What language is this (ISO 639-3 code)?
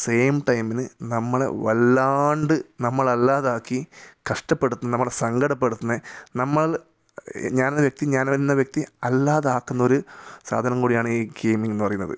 mal